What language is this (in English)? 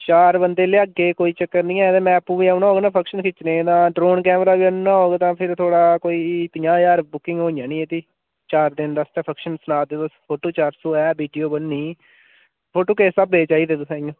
Dogri